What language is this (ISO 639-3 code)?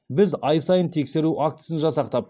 kaz